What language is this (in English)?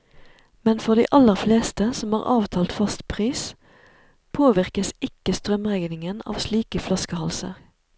Norwegian